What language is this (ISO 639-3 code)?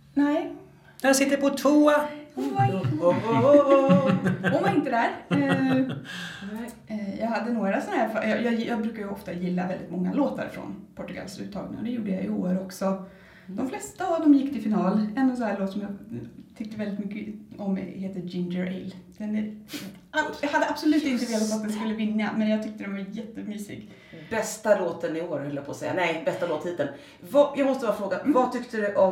swe